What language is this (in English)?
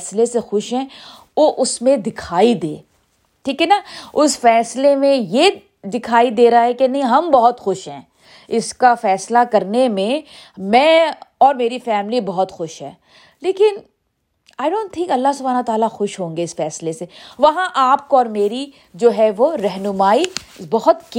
Urdu